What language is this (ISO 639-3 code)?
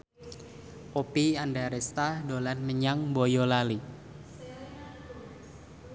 jav